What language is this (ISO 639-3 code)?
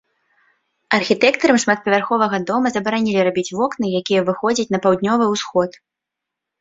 bel